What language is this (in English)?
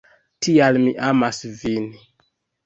Esperanto